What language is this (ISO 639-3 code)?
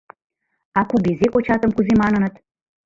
chm